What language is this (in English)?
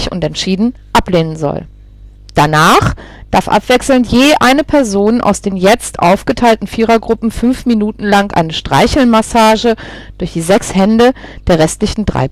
German